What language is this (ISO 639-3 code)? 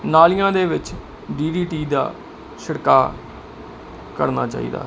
pan